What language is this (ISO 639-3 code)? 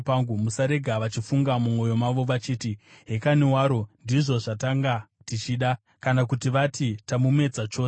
sna